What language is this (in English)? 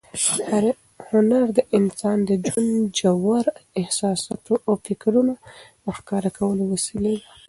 Pashto